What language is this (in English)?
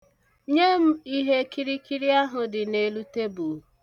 Igbo